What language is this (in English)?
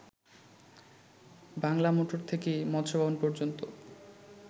Bangla